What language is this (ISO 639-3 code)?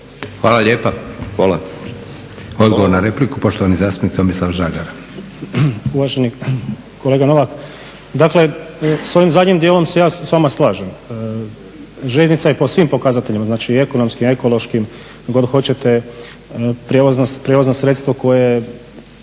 hrv